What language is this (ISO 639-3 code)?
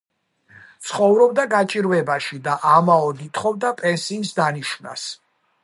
kat